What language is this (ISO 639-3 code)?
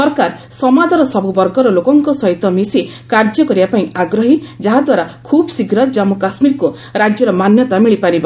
ori